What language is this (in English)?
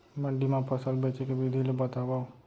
Chhattisgarhi